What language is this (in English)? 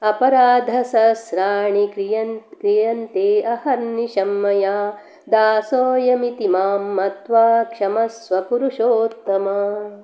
Sanskrit